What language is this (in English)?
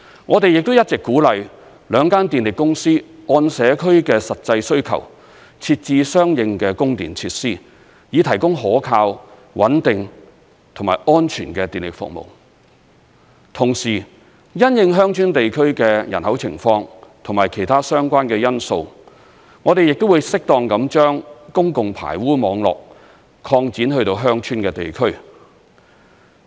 Cantonese